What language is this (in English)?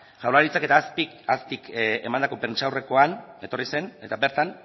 Basque